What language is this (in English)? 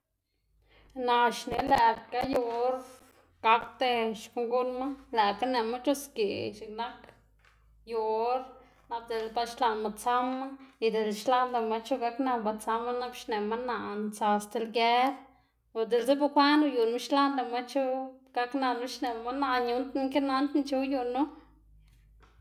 Xanaguía Zapotec